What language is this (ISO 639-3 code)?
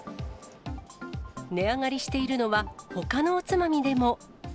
jpn